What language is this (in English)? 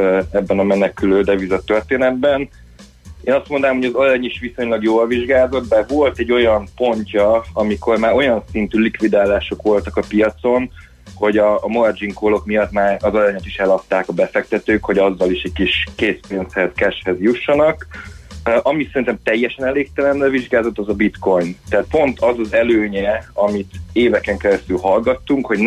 Hungarian